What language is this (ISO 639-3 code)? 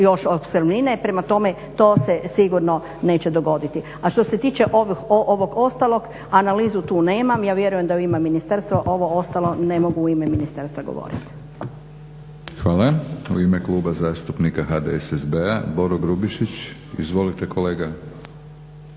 hrv